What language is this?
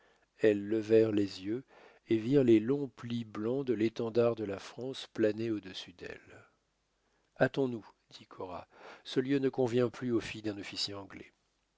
French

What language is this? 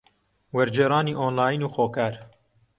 Central Kurdish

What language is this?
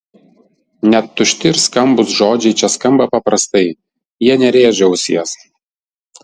Lithuanian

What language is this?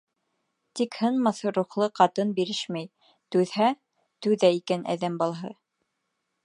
Bashkir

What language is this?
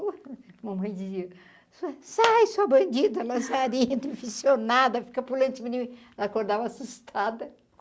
Portuguese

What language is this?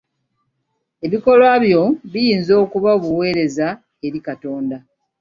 Ganda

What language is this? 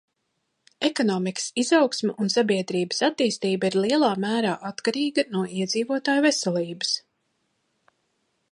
Latvian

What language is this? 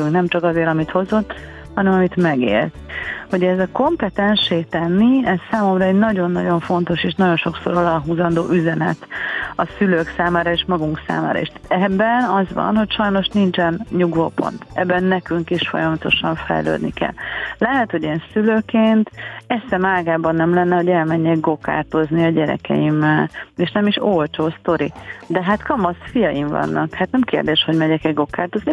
Hungarian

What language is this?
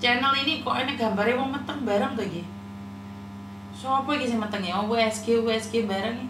Indonesian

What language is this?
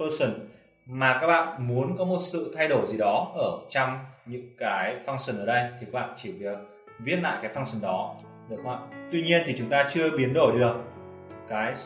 Vietnamese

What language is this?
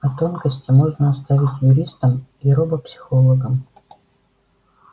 Russian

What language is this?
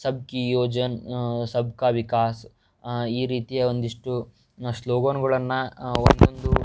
Kannada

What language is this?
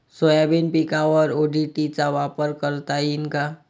Marathi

